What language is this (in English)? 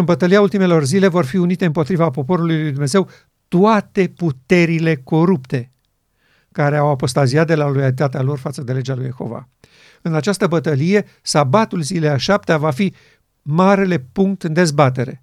Romanian